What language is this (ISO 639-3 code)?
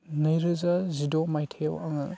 brx